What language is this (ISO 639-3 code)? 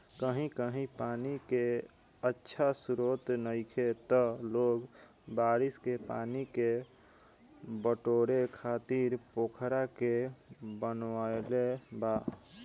bho